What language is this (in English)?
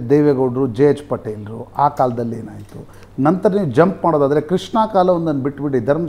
Kannada